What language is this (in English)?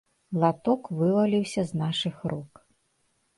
Belarusian